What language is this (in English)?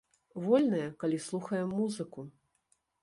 Belarusian